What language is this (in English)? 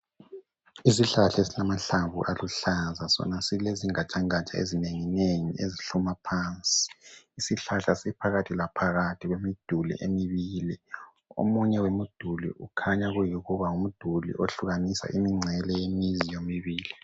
North Ndebele